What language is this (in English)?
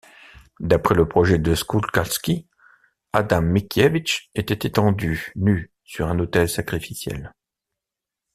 French